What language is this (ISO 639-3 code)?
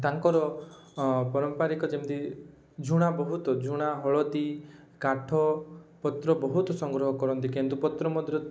ori